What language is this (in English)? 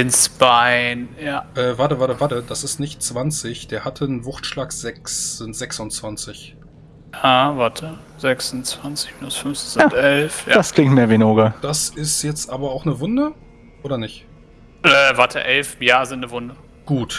German